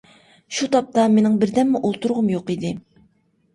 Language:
Uyghur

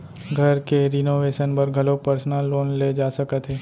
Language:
Chhattisgarhi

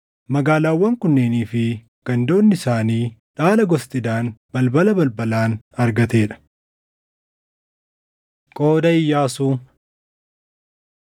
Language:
Oromo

